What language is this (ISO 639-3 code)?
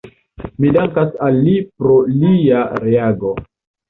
epo